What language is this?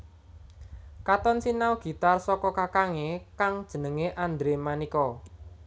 Javanese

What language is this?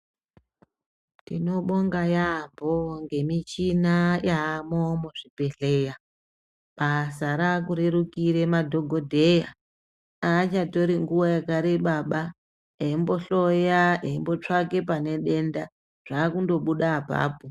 Ndau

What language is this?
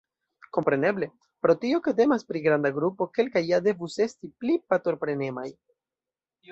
Esperanto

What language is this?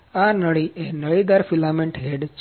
Gujarati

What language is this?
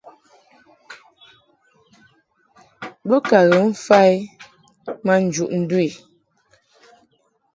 Mungaka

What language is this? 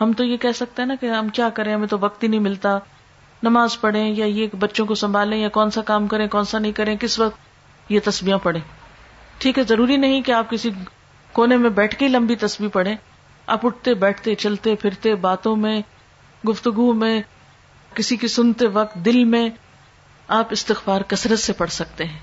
Urdu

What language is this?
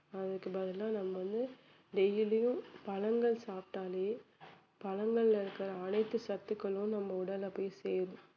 Tamil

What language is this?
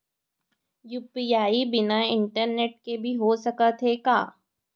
Chhattisgarhi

